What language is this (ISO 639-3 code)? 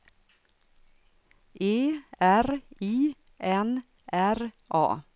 swe